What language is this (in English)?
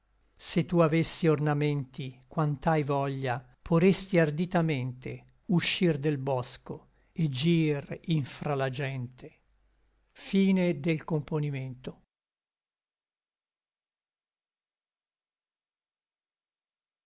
Italian